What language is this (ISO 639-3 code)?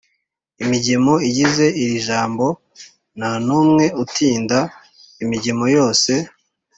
kin